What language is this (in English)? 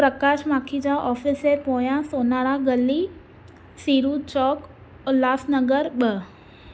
Sindhi